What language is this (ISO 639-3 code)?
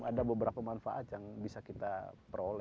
ind